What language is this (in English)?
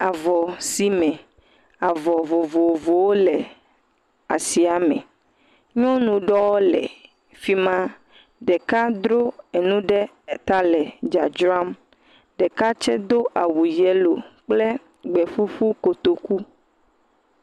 Ewe